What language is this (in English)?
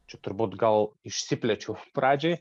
Lithuanian